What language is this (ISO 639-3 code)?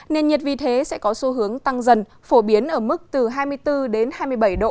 vie